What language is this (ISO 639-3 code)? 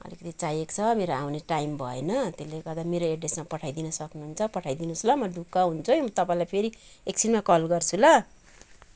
nep